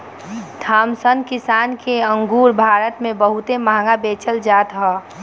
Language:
Bhojpuri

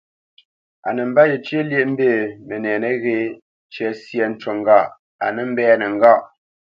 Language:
Bamenyam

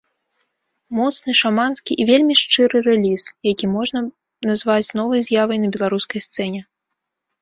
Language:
Belarusian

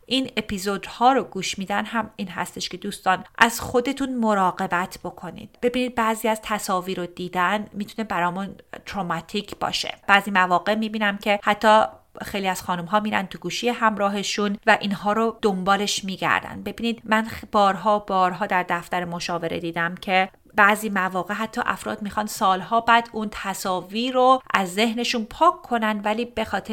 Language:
Persian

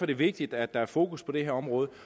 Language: Danish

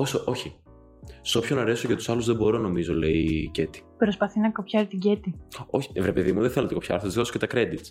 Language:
Greek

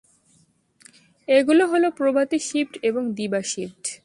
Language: Bangla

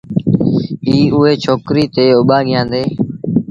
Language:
Sindhi Bhil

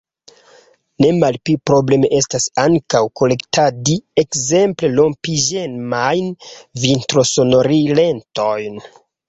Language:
Esperanto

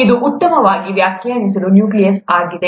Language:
Kannada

